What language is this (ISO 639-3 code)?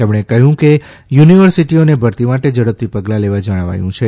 guj